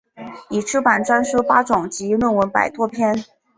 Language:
Chinese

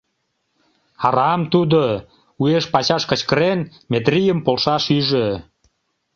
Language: Mari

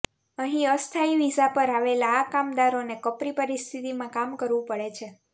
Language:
Gujarati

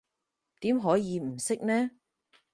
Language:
Cantonese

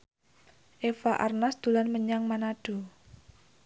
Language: Javanese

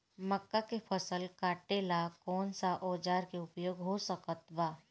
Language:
Bhojpuri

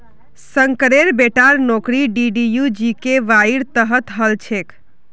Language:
Magahi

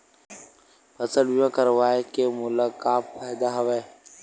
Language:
Chhattisgarhi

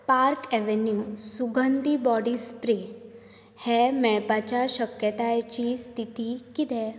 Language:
Konkani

